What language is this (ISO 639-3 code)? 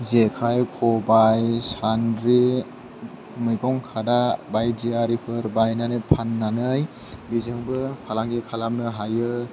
brx